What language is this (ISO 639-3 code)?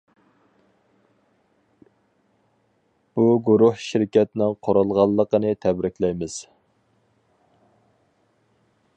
uig